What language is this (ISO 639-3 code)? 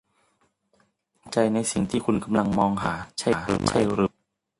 tha